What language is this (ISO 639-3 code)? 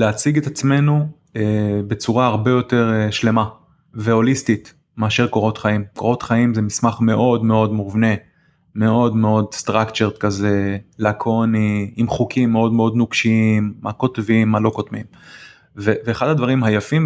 heb